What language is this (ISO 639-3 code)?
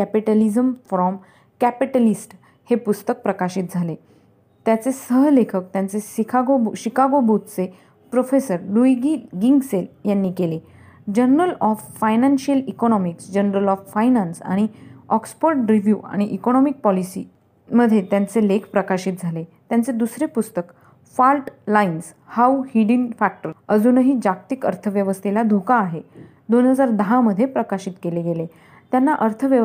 mar